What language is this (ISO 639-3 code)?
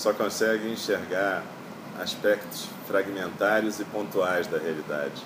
por